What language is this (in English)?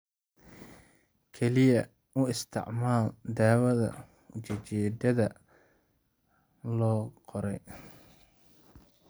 Somali